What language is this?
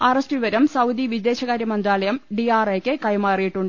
Malayalam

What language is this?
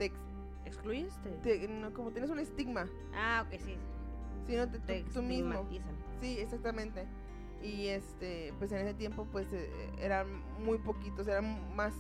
Spanish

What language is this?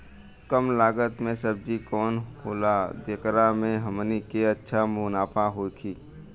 Bhojpuri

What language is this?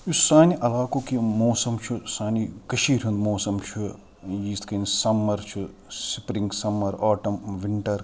Kashmiri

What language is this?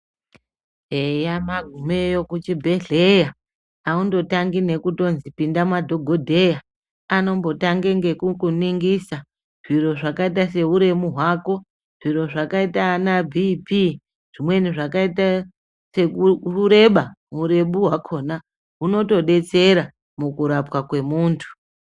Ndau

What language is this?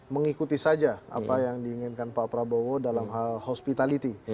Indonesian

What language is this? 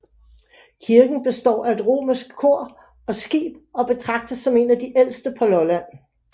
Danish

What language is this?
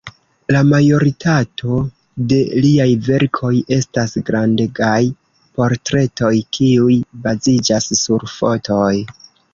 Esperanto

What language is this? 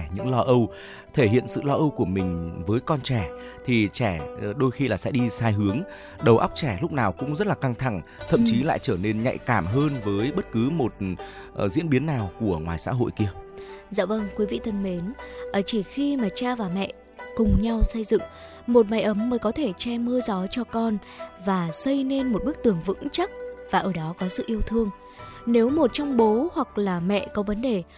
Vietnamese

